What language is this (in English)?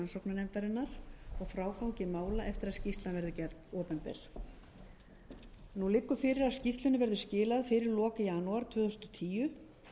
Icelandic